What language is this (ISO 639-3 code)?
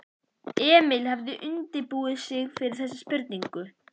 isl